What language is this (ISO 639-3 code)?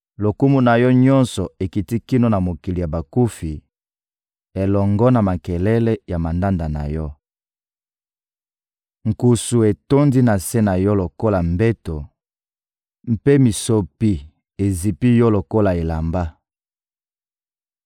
lin